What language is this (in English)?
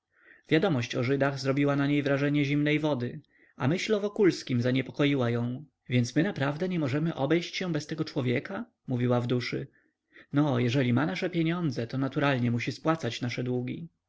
Polish